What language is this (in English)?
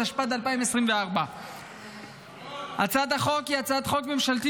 Hebrew